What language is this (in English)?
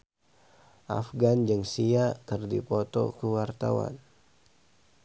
Sundanese